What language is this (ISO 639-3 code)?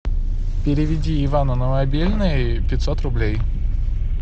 rus